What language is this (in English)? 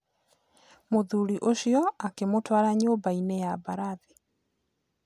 Kikuyu